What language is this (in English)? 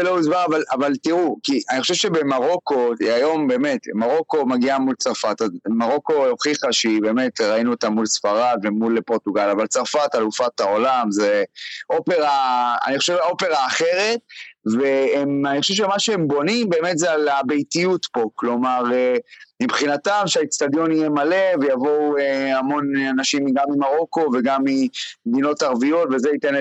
Hebrew